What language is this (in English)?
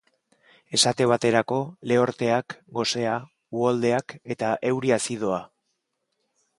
Basque